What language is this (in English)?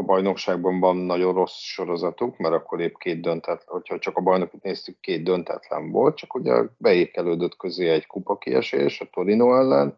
Hungarian